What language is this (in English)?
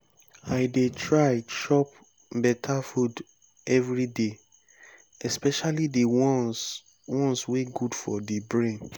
Nigerian Pidgin